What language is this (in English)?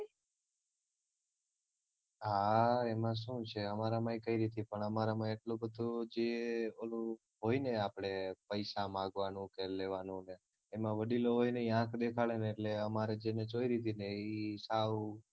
Gujarati